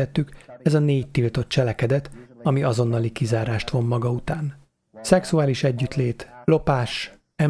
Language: Hungarian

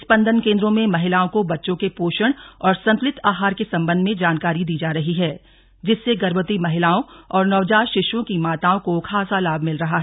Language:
Hindi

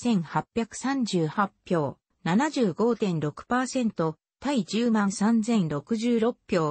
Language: Japanese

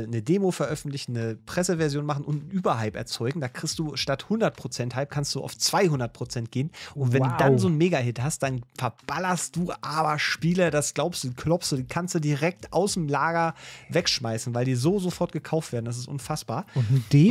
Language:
German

